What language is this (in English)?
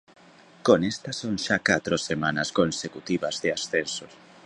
Galician